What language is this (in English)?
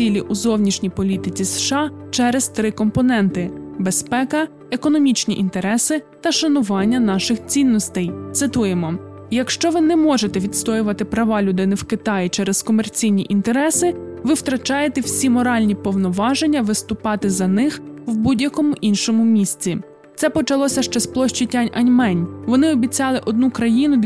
Ukrainian